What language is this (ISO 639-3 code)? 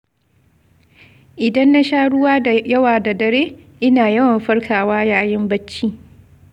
hau